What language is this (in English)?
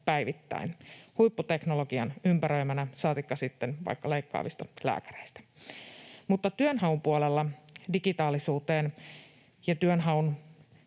Finnish